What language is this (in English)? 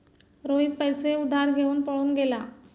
Marathi